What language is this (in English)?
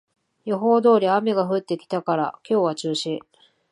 Japanese